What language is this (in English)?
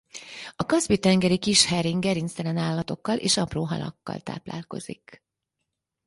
Hungarian